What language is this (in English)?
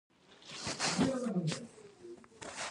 Pashto